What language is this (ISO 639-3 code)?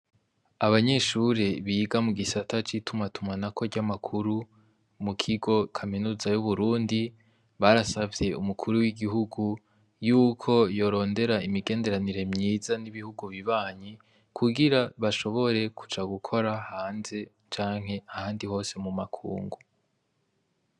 run